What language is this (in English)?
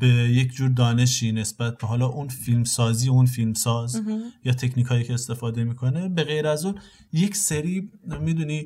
Persian